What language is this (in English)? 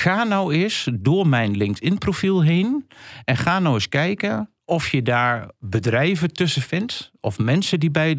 Dutch